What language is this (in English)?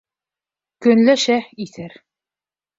Bashkir